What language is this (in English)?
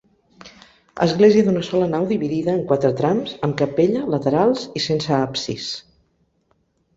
Catalan